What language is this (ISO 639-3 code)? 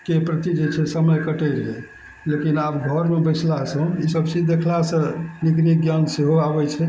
mai